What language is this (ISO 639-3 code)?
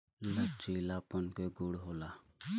bho